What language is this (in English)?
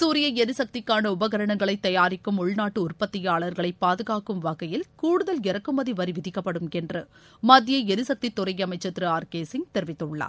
Tamil